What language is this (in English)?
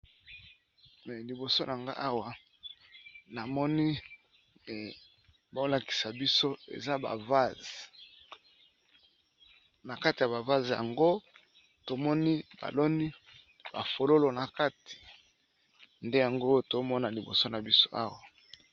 Lingala